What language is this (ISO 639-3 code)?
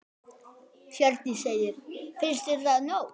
isl